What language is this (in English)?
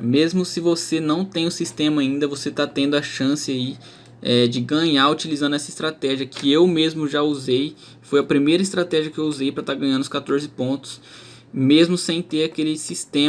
Portuguese